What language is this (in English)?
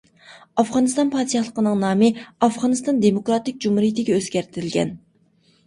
Uyghur